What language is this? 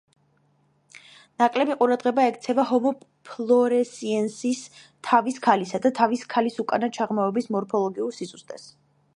Georgian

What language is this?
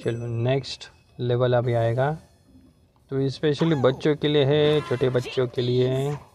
Hindi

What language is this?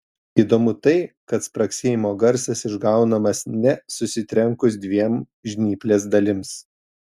Lithuanian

